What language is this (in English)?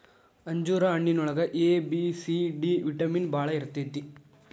Kannada